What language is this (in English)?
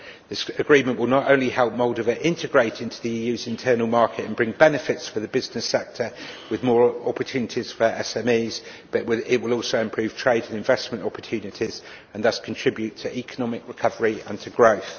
English